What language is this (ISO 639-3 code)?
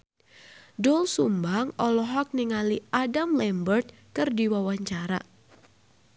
sun